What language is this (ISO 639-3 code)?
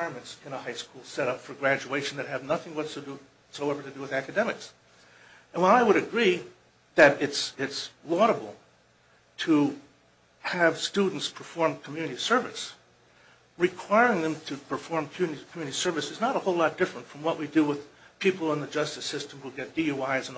eng